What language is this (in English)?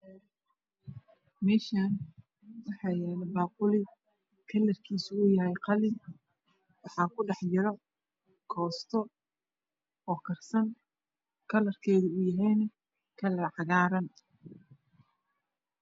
Somali